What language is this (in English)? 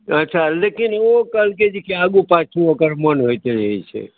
Maithili